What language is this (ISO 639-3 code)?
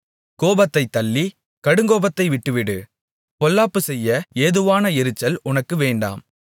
tam